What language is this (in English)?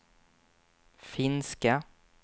Swedish